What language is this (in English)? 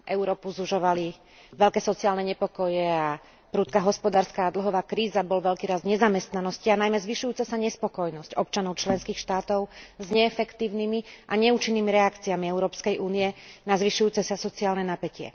Slovak